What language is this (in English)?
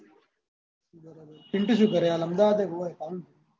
Gujarati